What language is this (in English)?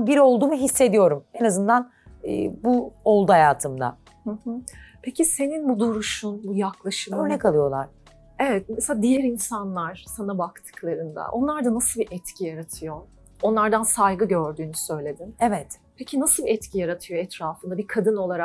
Turkish